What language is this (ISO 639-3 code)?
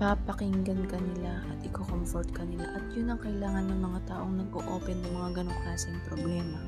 fil